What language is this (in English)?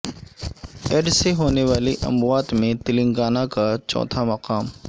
Urdu